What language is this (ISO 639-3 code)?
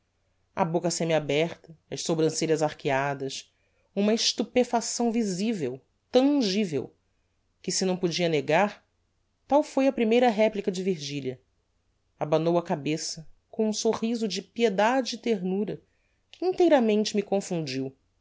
por